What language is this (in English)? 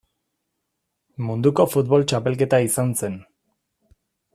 Basque